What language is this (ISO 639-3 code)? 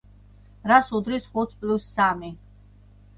kat